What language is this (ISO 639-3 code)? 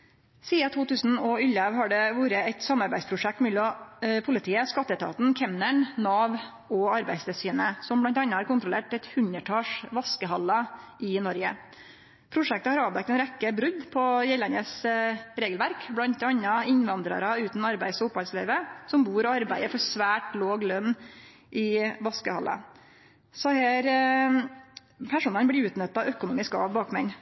nno